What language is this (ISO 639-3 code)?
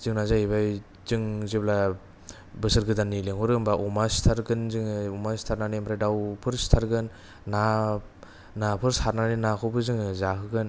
brx